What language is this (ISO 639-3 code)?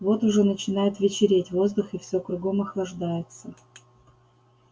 rus